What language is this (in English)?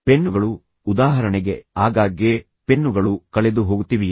Kannada